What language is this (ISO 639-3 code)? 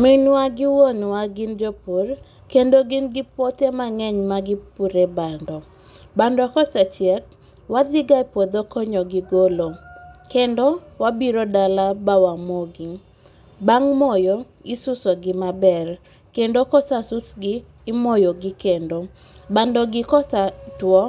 luo